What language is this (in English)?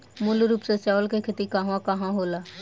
Bhojpuri